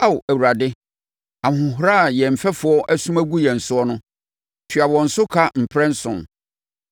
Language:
Akan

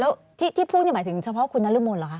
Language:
Thai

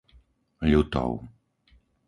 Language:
Slovak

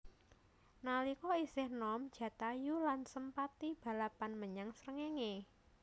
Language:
Javanese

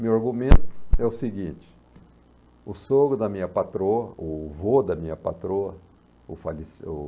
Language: Portuguese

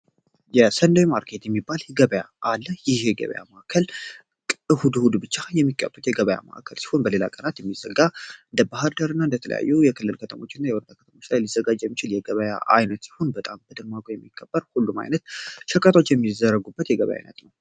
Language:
Amharic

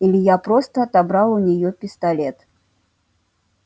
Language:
Russian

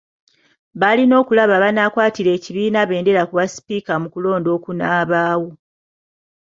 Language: Ganda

